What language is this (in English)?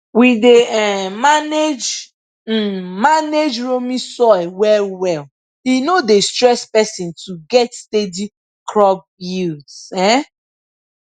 Nigerian Pidgin